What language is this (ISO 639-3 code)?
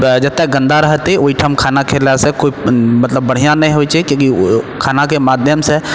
mai